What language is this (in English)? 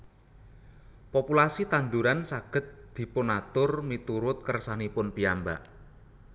Javanese